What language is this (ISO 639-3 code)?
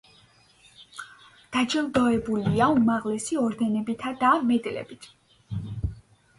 kat